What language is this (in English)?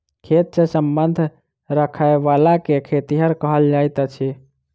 Maithili